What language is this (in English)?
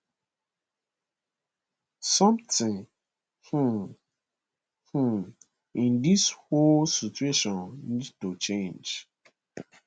Nigerian Pidgin